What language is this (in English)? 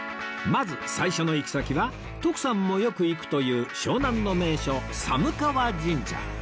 Japanese